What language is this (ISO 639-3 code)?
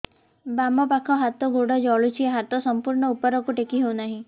ori